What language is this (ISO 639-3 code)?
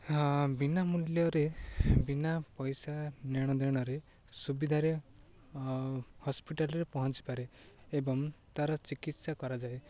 ori